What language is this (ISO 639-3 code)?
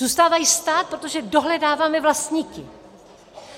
ces